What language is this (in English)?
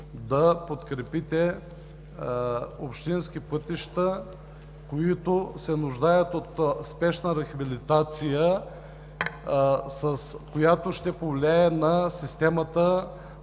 Bulgarian